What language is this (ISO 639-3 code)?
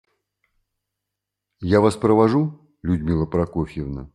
rus